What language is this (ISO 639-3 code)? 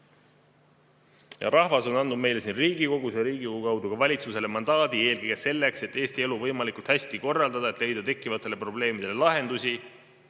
est